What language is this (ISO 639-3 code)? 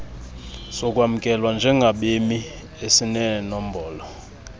xho